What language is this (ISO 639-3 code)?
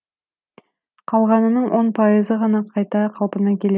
kaz